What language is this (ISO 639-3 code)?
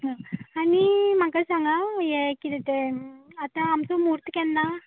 kok